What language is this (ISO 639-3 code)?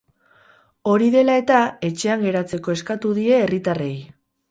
eus